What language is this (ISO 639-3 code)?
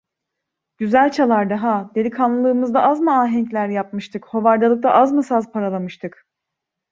tur